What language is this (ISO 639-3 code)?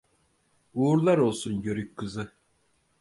tur